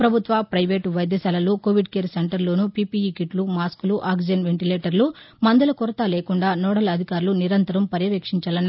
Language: Telugu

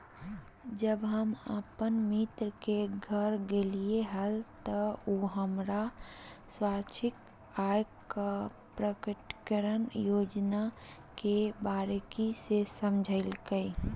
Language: Magahi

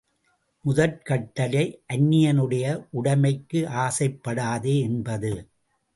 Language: Tamil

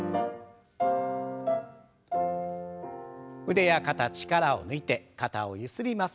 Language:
Japanese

